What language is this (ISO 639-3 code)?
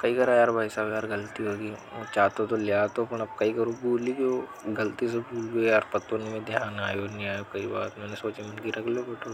hoj